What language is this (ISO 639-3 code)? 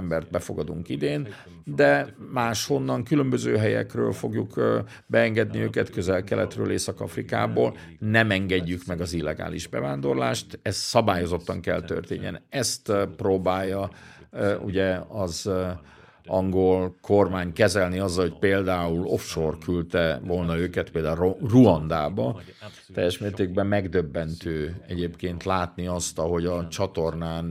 hun